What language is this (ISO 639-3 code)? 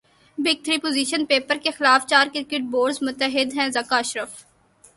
urd